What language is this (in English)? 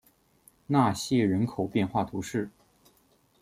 Chinese